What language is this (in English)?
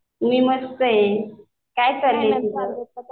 Marathi